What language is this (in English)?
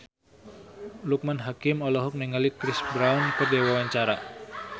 Sundanese